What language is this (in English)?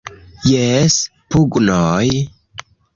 Esperanto